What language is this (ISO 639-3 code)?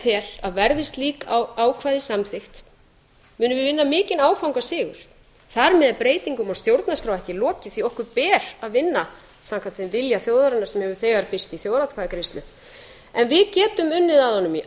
isl